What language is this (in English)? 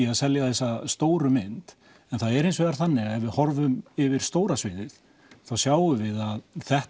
Icelandic